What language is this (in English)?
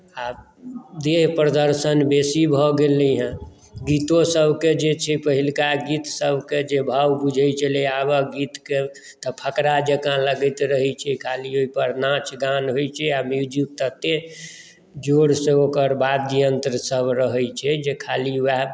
Maithili